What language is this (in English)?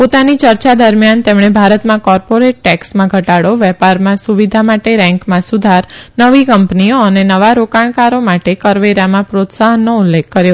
Gujarati